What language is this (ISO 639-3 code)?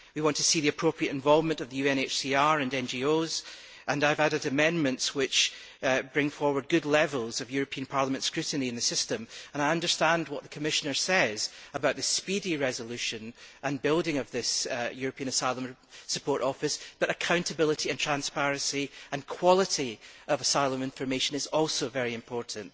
eng